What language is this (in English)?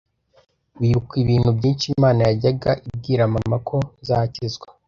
Kinyarwanda